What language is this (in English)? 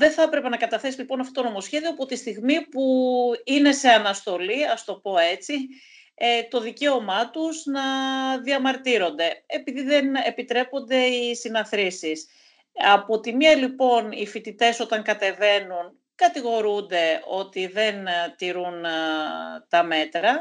Greek